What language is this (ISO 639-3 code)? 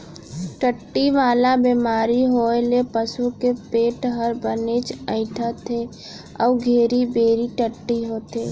hne